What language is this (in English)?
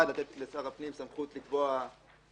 Hebrew